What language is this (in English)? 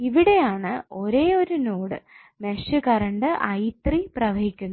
Malayalam